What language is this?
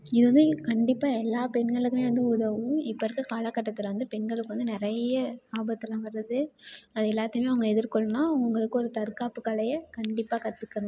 Tamil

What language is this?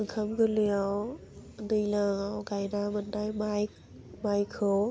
Bodo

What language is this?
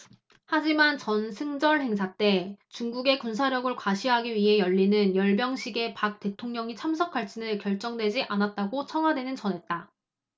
Korean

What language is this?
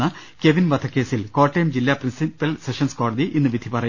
Malayalam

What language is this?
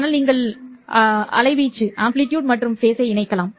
Tamil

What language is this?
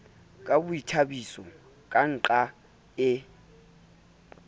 Southern Sotho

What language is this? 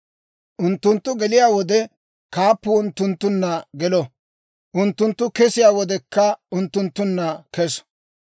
Dawro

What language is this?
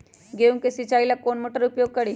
Magahi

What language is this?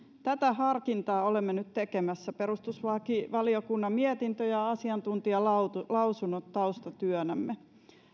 Finnish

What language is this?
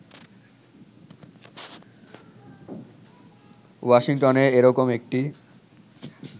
Bangla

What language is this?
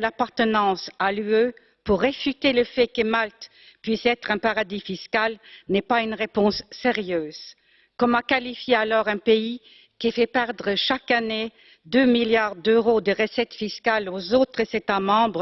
French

